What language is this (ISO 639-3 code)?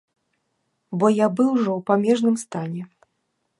bel